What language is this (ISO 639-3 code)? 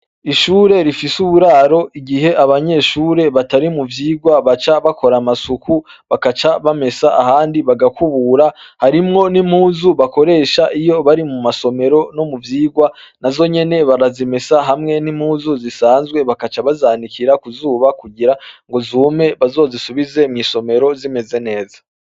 run